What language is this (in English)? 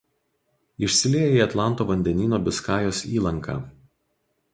Lithuanian